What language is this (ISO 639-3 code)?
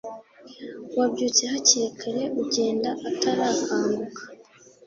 kin